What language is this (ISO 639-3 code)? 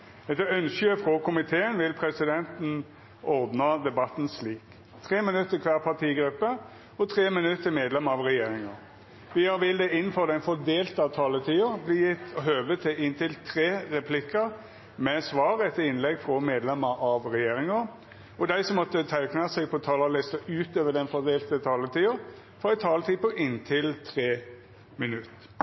nno